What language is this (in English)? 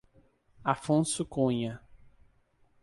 Portuguese